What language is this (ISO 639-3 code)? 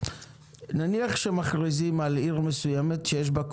heb